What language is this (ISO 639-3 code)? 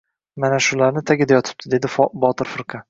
uzb